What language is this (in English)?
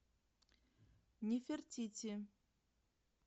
Russian